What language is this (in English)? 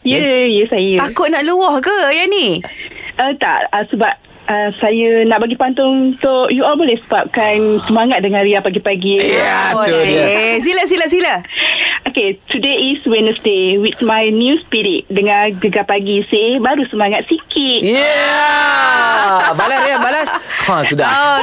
Malay